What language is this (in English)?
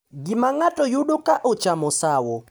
Luo (Kenya and Tanzania)